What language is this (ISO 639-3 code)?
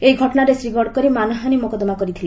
ori